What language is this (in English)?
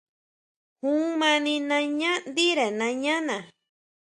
Huautla Mazatec